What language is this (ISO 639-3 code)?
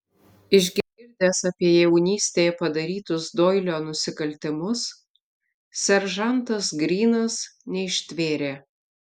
lit